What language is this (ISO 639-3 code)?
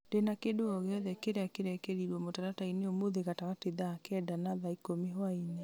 kik